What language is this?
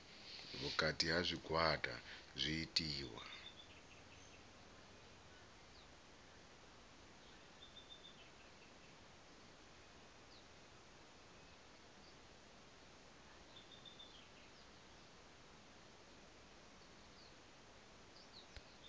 Venda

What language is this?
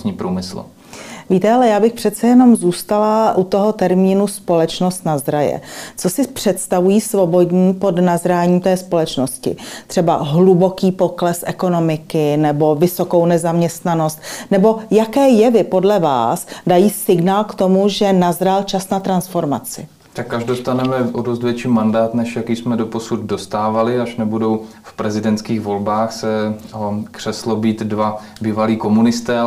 Czech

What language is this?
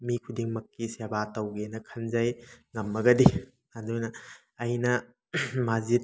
Manipuri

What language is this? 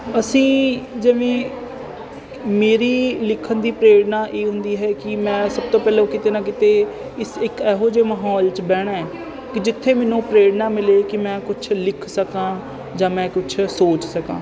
Punjabi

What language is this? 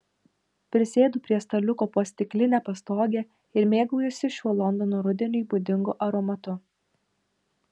Lithuanian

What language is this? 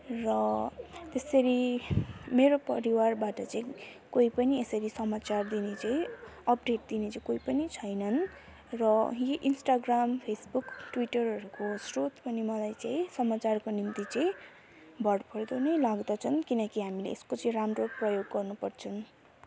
Nepali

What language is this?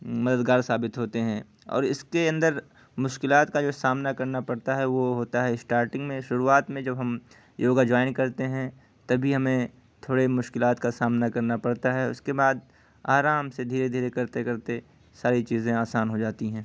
Urdu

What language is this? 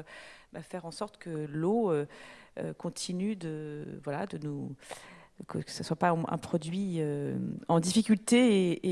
French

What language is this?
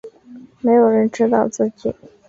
Chinese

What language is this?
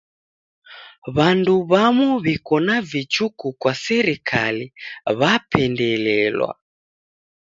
Taita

